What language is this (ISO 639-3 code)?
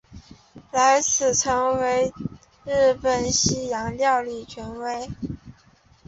zho